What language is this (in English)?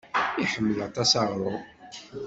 Kabyle